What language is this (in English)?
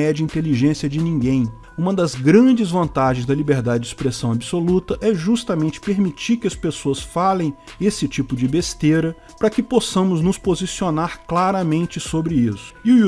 Portuguese